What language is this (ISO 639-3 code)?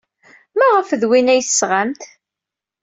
kab